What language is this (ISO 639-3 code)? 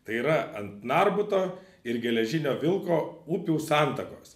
lit